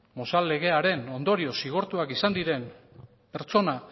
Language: Basque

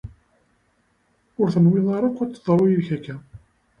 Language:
Kabyle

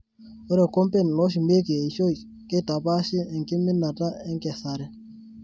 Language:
Masai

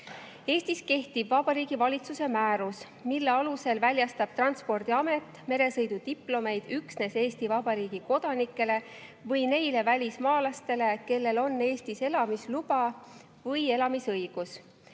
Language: Estonian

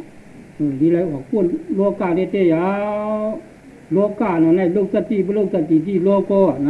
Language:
Thai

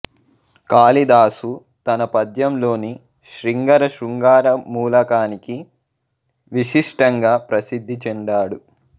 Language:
Telugu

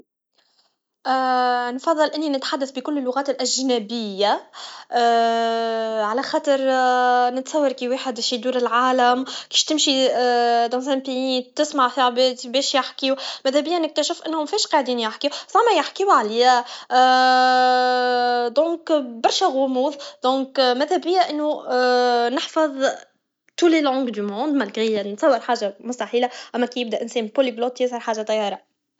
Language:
Tunisian Arabic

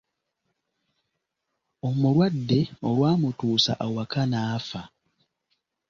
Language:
Ganda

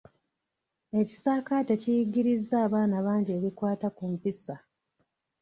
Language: Ganda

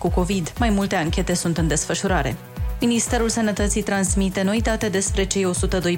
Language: Romanian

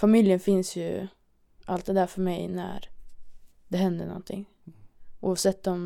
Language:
Swedish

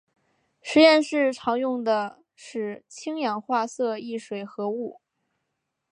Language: Chinese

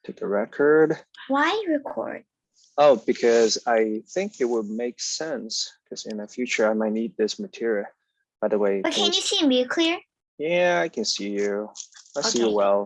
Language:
Chinese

